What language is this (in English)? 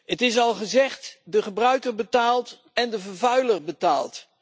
Dutch